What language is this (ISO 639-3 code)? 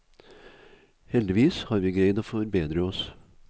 nor